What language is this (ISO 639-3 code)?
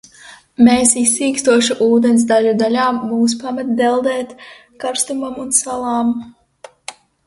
lav